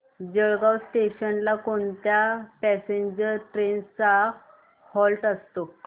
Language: Marathi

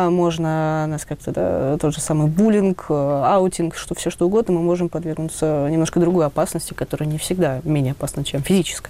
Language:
Russian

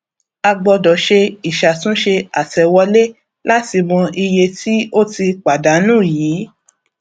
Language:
Yoruba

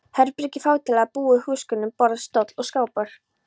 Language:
Icelandic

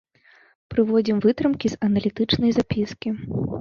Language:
Belarusian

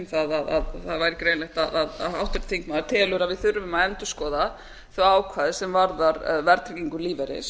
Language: Icelandic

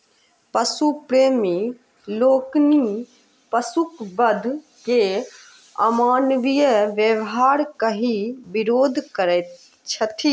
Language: Maithili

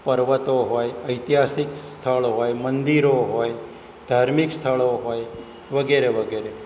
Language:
Gujarati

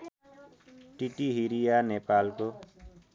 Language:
Nepali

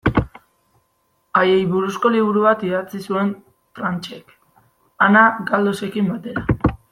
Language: Basque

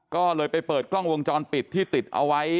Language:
Thai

